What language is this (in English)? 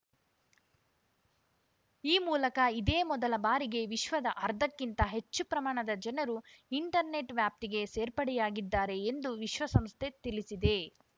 Kannada